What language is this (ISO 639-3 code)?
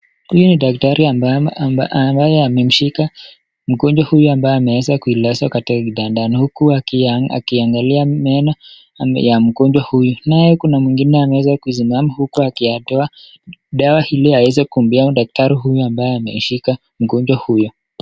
swa